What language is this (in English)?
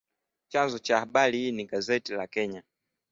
Swahili